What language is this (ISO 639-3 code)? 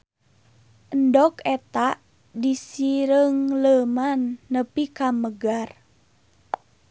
sun